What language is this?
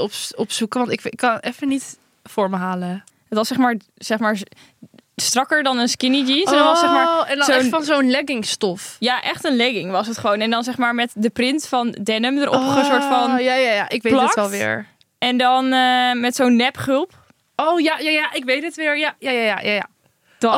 Dutch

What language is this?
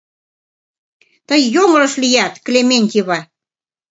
Mari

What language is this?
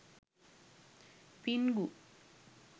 Sinhala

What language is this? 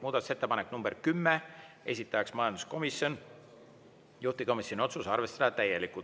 Estonian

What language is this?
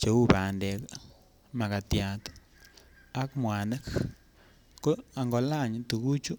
Kalenjin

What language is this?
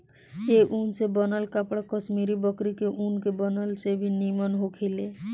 Bhojpuri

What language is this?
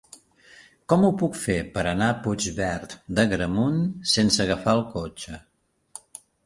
Catalan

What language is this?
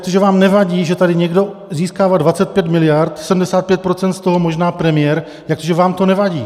Czech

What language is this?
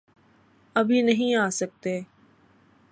Urdu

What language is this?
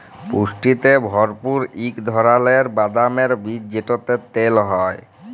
Bangla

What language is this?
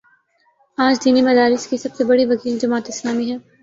Urdu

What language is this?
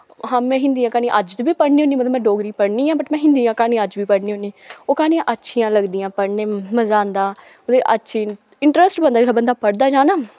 Dogri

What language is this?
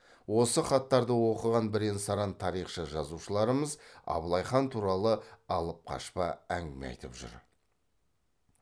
Kazakh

